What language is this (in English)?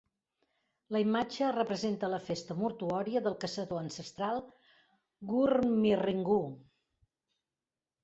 Catalan